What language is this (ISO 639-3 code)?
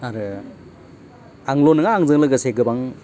brx